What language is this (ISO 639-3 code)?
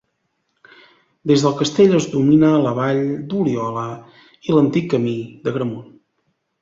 cat